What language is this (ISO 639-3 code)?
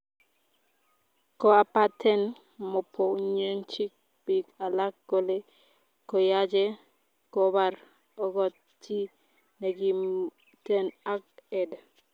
kln